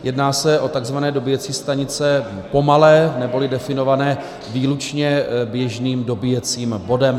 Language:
Czech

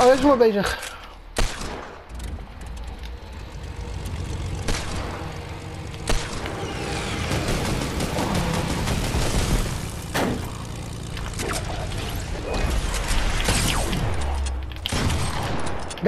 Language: Dutch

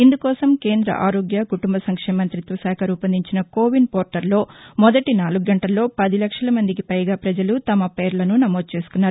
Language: Telugu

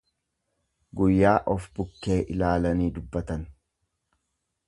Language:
Oromo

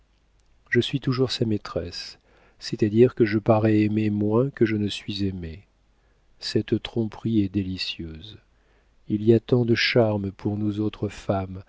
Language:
French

